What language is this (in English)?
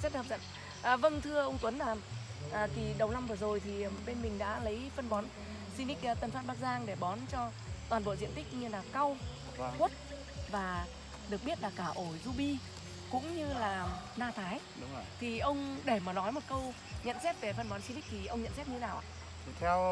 Vietnamese